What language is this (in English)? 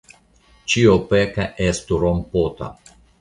Esperanto